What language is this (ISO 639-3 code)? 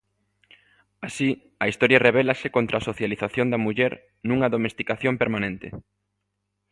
glg